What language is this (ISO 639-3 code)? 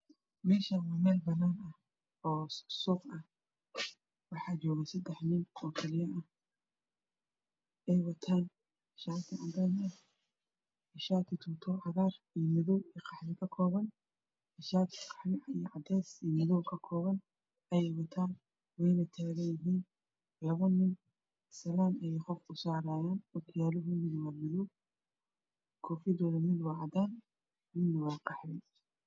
som